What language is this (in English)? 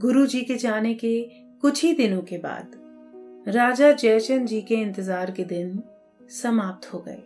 Hindi